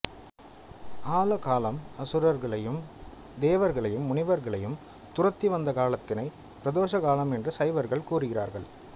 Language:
Tamil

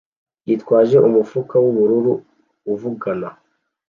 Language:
Kinyarwanda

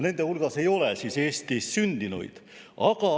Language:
Estonian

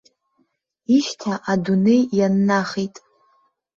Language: Abkhazian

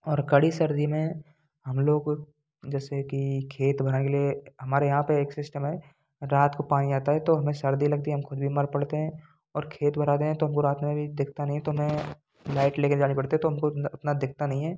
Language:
Hindi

